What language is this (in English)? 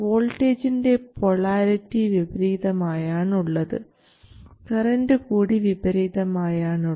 Malayalam